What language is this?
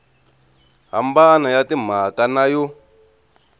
Tsonga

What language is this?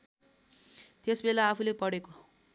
Nepali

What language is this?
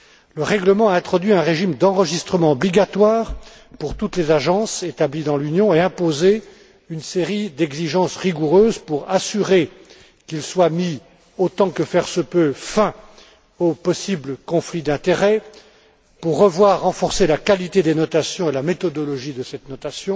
French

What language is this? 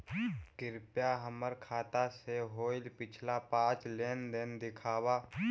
Magahi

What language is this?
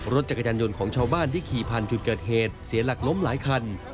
Thai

